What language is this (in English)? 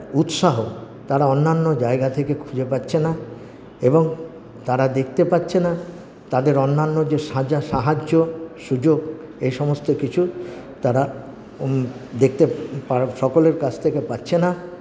Bangla